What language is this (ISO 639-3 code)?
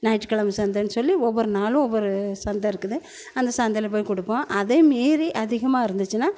tam